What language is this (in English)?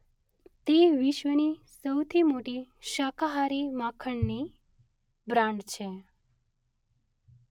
Gujarati